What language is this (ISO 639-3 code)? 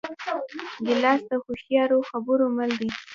pus